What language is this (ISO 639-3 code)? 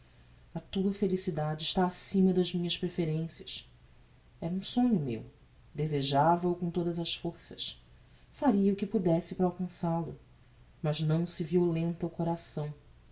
por